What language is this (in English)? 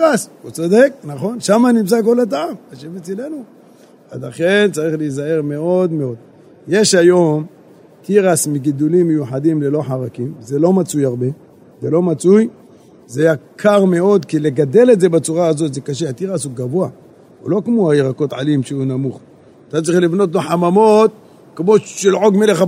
Hebrew